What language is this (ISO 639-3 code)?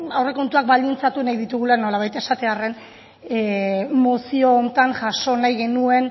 eus